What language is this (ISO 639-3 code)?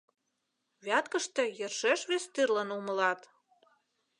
chm